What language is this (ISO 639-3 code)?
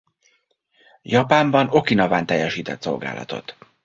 hun